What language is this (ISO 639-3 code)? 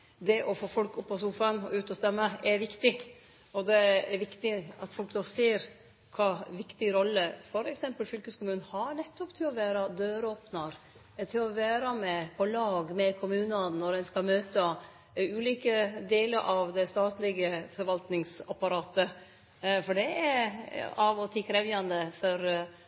nno